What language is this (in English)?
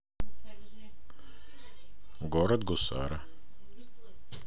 Russian